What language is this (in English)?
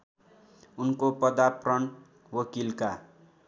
Nepali